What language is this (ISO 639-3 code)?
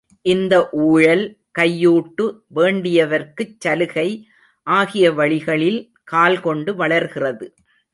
tam